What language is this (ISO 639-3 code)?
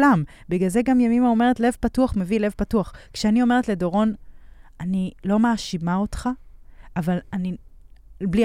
heb